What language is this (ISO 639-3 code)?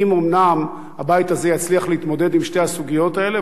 heb